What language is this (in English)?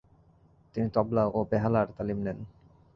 Bangla